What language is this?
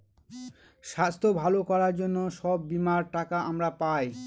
Bangla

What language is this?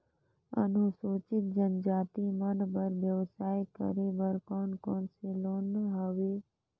Chhattisgarhi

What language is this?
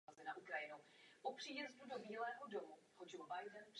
Czech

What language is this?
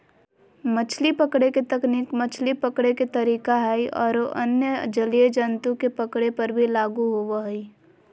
Magahi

